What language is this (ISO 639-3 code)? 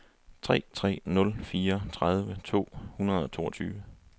dan